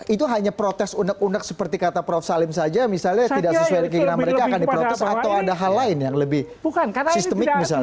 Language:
Indonesian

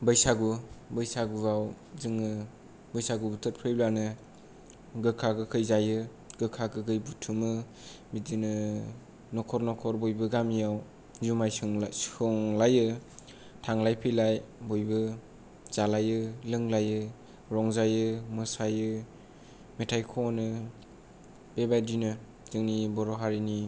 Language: Bodo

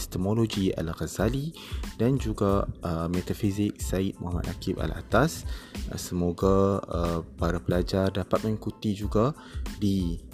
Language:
Malay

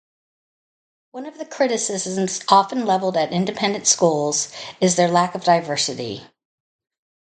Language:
English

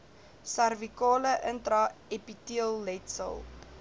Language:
Afrikaans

